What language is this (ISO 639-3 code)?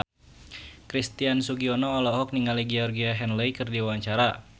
sun